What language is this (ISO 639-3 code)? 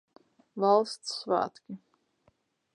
lav